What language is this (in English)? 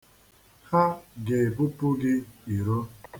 Igbo